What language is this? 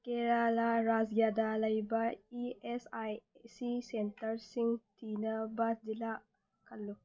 Manipuri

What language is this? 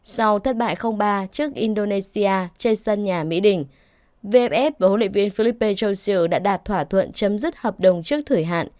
Vietnamese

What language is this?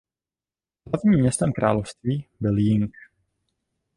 Czech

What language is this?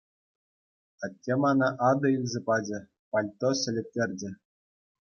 Chuvash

